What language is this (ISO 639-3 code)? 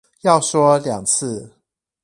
zho